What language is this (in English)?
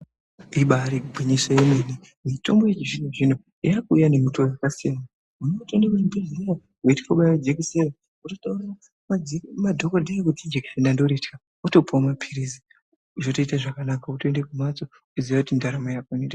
Ndau